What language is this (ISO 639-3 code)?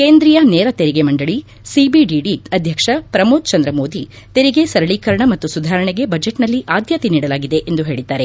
kan